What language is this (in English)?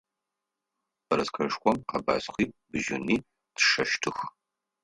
Adyghe